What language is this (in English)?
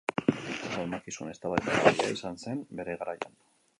Basque